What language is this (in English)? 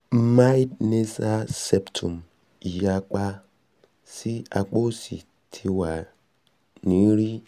Yoruba